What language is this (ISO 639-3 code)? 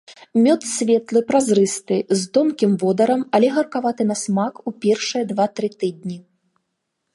bel